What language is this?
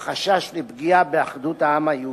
Hebrew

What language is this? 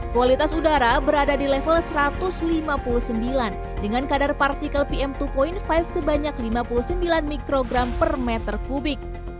Indonesian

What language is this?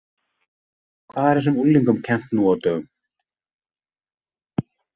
Icelandic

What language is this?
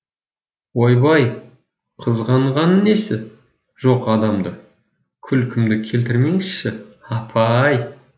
Kazakh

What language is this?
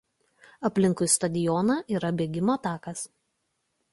Lithuanian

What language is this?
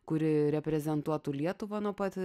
Lithuanian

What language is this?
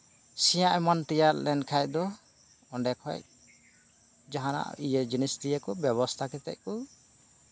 Santali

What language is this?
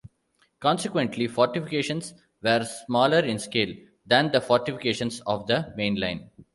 English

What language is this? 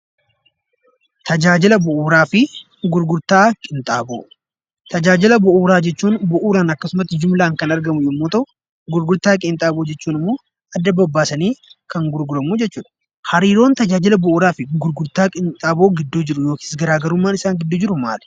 Oromo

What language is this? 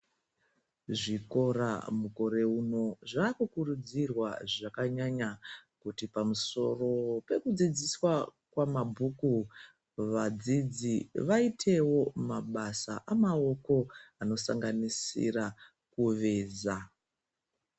Ndau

